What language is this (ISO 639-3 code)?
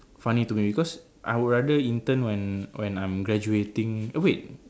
eng